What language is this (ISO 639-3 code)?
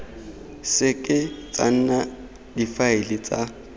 tsn